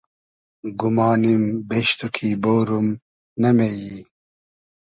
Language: Hazaragi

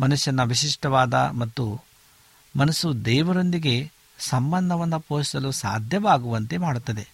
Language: Kannada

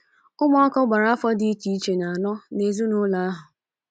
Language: Igbo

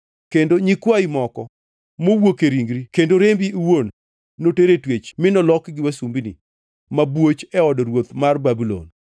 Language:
Luo (Kenya and Tanzania)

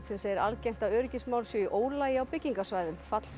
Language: Icelandic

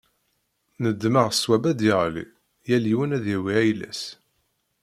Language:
Kabyle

